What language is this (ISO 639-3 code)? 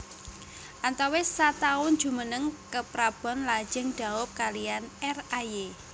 jav